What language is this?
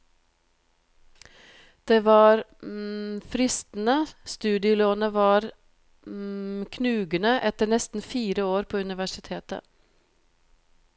Norwegian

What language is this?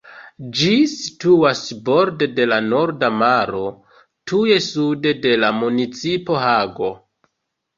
Esperanto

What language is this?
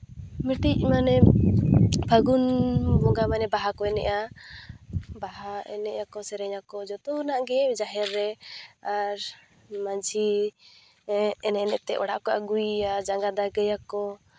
Santali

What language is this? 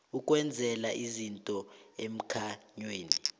South Ndebele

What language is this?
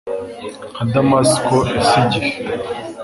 Kinyarwanda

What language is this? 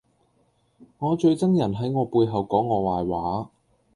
Cantonese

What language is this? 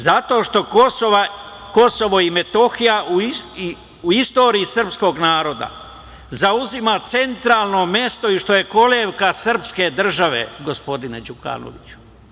Serbian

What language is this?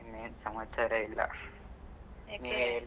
Kannada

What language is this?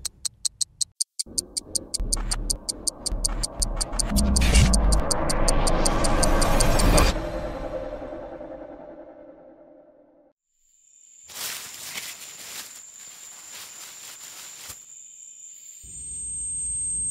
English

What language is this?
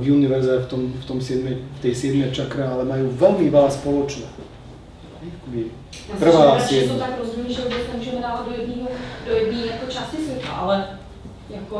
Czech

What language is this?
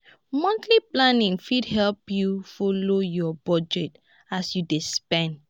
Nigerian Pidgin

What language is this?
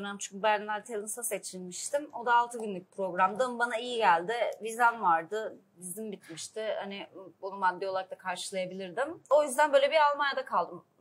Turkish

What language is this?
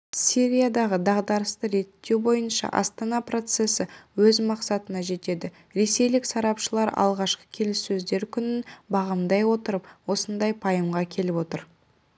Kazakh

